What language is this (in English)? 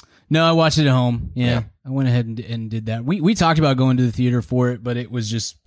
English